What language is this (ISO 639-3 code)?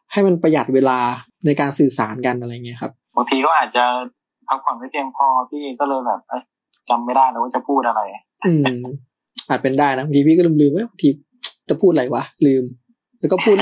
tha